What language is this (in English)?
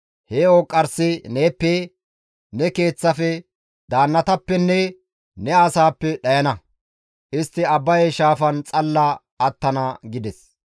Gamo